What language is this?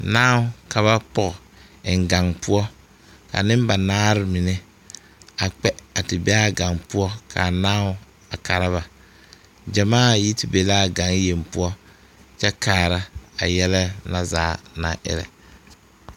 Southern Dagaare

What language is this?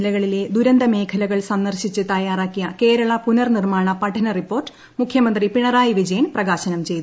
Malayalam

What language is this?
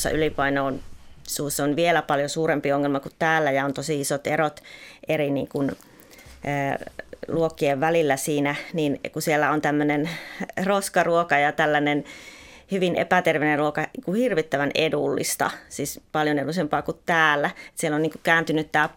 Finnish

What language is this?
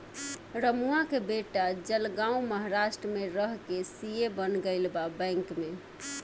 Bhojpuri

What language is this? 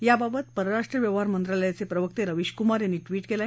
Marathi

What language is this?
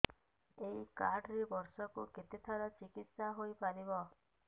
Odia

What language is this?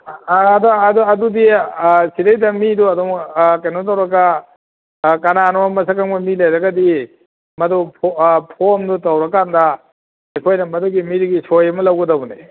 Manipuri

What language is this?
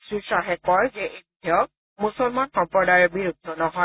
Assamese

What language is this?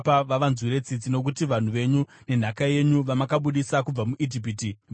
Shona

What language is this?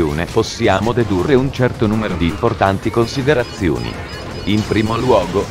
Italian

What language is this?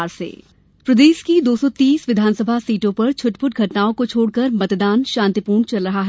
Hindi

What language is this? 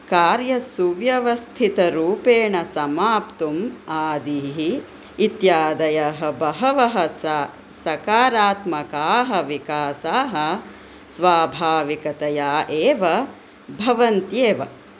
Sanskrit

